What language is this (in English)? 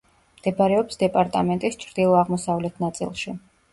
Georgian